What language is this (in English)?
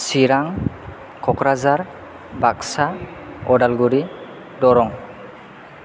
Bodo